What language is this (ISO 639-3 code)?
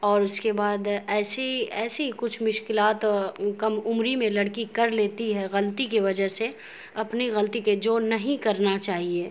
urd